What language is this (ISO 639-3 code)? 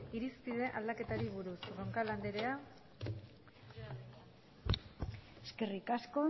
eus